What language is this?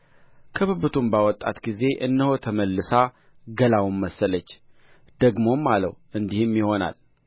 Amharic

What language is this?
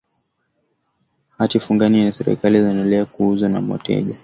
Swahili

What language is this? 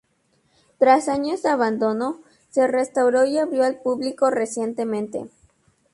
Spanish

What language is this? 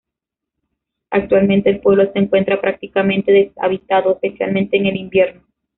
Spanish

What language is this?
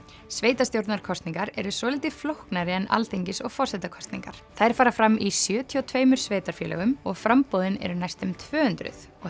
Icelandic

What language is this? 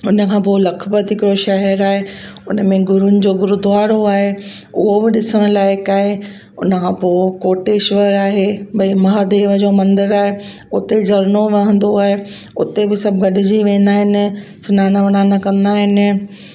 Sindhi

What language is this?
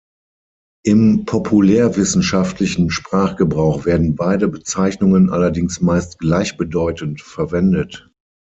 German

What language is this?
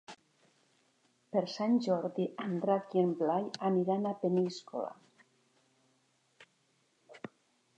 Catalan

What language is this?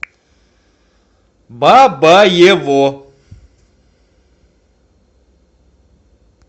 Russian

